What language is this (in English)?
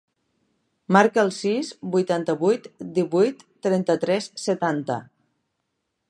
Catalan